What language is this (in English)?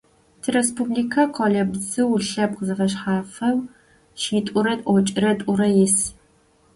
Adyghe